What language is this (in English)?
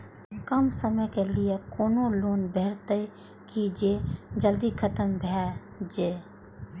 Maithili